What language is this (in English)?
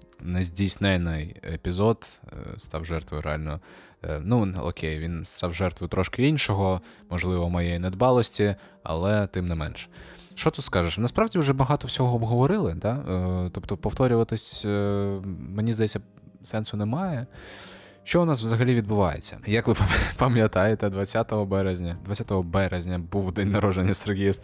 Ukrainian